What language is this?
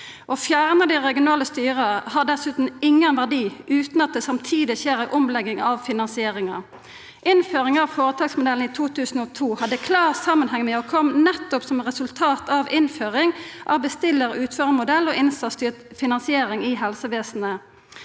Norwegian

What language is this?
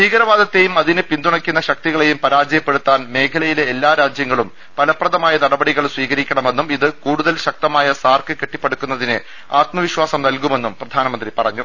Malayalam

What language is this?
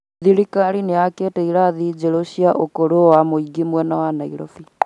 Kikuyu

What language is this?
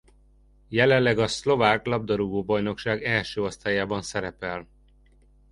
Hungarian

